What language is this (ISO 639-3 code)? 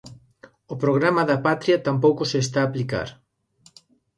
glg